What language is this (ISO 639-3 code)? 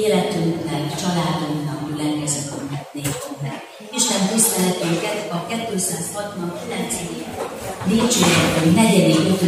hun